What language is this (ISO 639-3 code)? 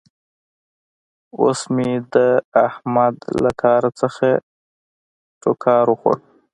pus